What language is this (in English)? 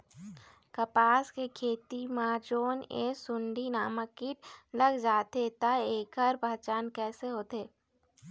Chhattisgarhi